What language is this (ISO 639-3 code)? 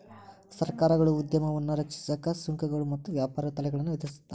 kan